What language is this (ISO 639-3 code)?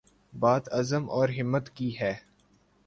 urd